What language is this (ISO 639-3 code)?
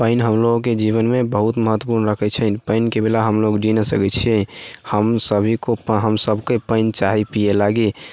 mai